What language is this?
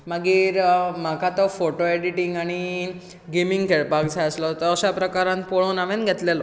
Konkani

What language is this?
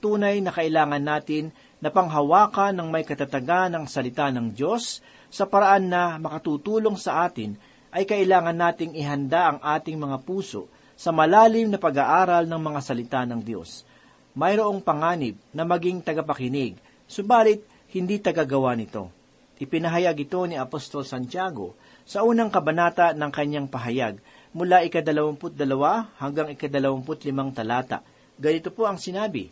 Filipino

